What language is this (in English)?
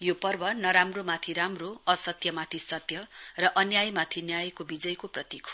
Nepali